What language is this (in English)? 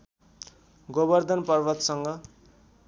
Nepali